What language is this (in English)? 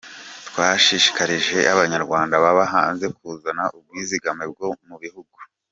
Kinyarwanda